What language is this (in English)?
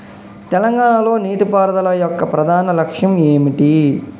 Telugu